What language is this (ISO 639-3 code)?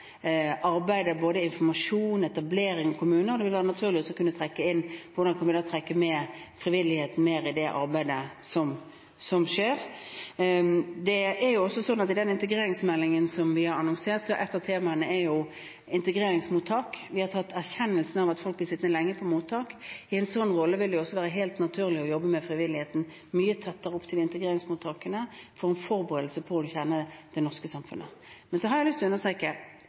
nob